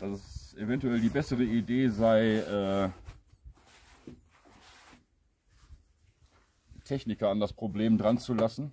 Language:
German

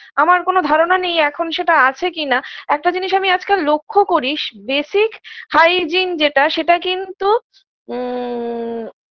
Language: Bangla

